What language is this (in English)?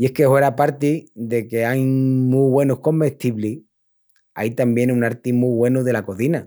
Extremaduran